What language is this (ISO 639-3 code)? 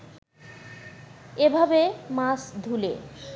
ben